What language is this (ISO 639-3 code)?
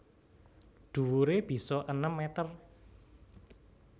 jav